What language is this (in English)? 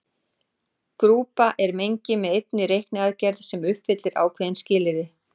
Icelandic